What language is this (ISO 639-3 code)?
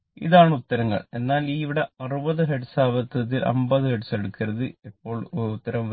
mal